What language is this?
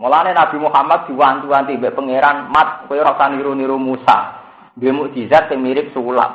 Indonesian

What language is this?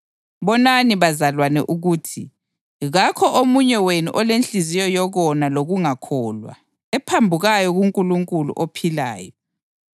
North Ndebele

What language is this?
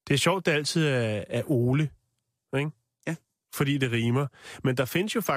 Danish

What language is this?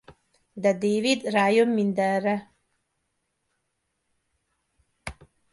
Hungarian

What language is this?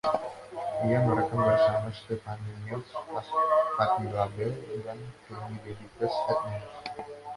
Indonesian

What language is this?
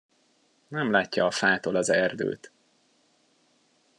Hungarian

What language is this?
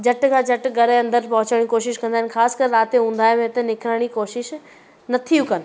Sindhi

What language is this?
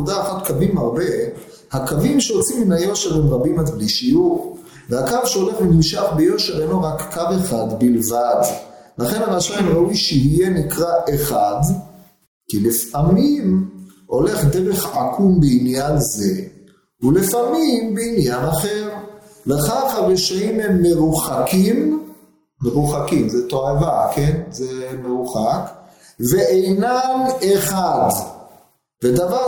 Hebrew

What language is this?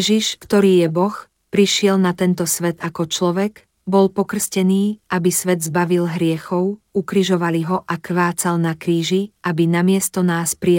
Slovak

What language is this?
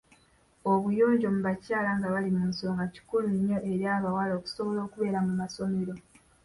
Ganda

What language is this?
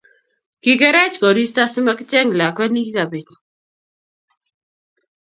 Kalenjin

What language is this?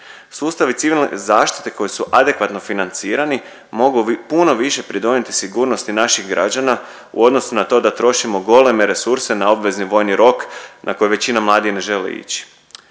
Croatian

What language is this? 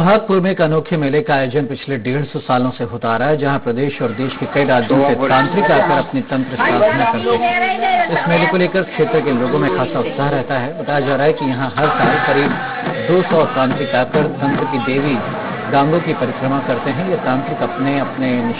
French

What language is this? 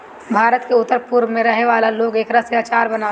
Bhojpuri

